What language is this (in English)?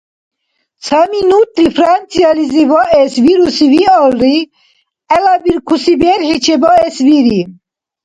Dargwa